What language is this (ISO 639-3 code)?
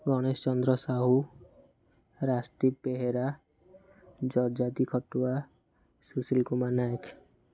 ori